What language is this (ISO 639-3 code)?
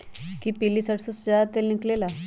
mag